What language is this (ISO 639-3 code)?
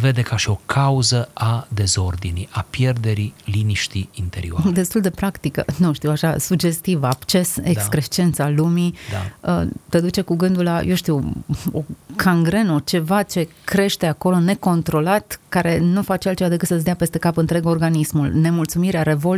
ron